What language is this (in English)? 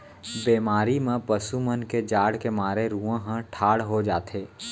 Chhattisgarhi